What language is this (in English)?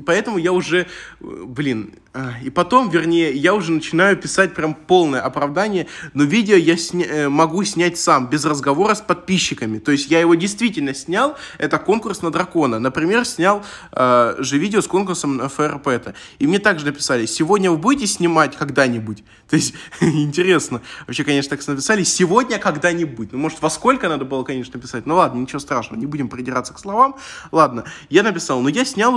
Russian